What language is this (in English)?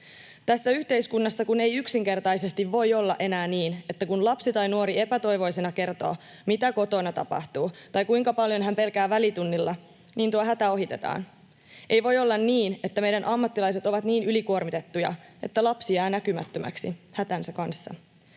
Finnish